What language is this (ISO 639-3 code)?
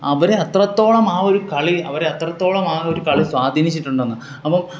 mal